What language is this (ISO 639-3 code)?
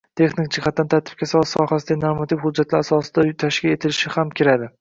uzb